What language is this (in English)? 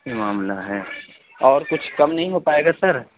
Urdu